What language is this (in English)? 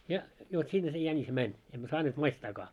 Finnish